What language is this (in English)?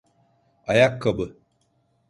Turkish